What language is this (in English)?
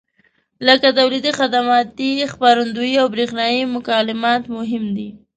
Pashto